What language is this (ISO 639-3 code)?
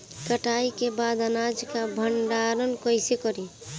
bho